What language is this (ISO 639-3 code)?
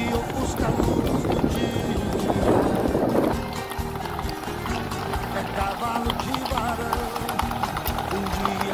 ron